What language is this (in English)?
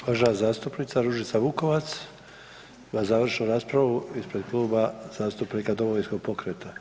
Croatian